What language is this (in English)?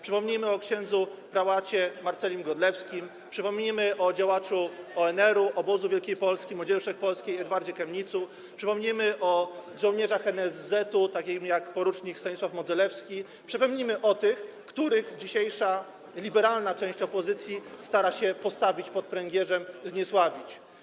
Polish